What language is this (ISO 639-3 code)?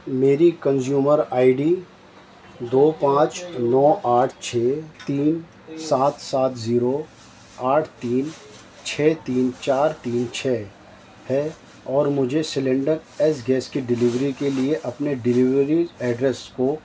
urd